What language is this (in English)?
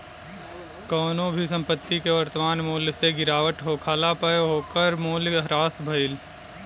Bhojpuri